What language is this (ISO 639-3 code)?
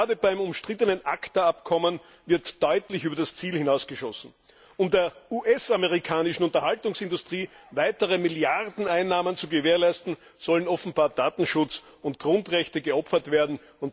deu